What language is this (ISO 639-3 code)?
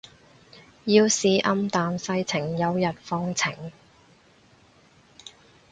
yue